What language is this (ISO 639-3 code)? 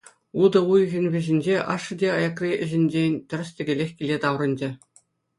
chv